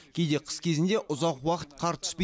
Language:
Kazakh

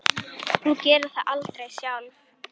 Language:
Icelandic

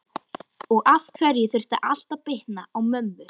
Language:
Icelandic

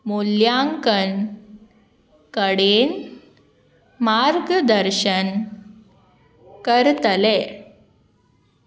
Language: Konkani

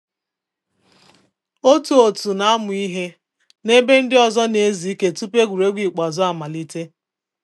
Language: Igbo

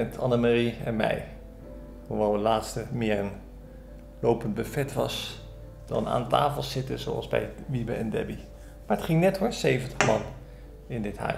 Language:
Dutch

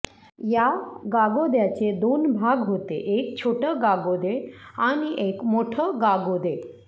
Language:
Marathi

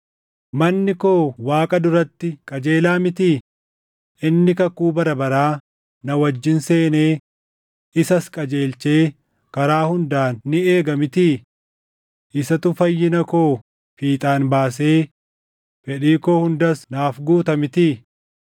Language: Oromo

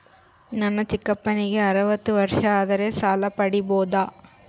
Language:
Kannada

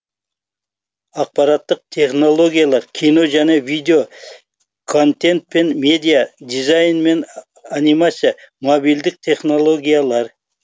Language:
Kazakh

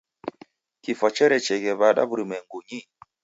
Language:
Taita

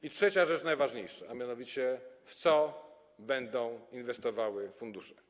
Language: Polish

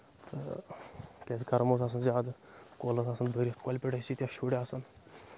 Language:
Kashmiri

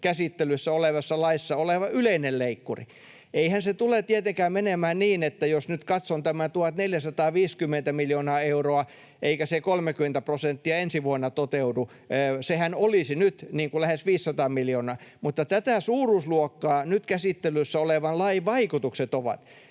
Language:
Finnish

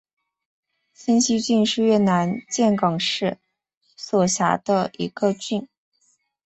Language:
Chinese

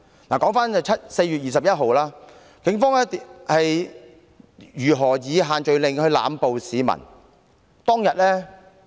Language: Cantonese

